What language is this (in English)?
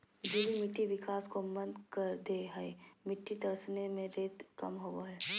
Magahi